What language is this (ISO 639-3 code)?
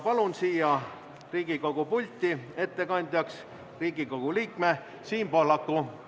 est